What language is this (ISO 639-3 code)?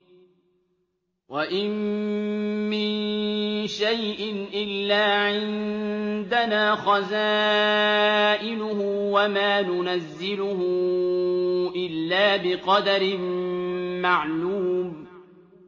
ara